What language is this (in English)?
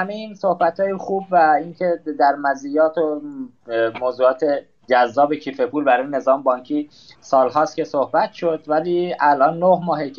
Persian